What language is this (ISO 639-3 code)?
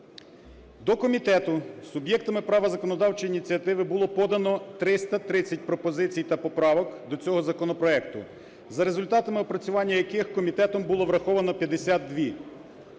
ukr